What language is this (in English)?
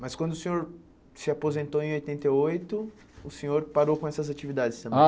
Portuguese